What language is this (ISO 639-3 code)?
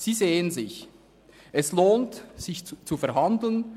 gsw